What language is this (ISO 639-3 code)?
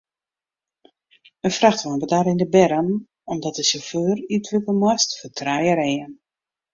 fry